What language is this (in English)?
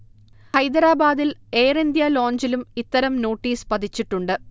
Malayalam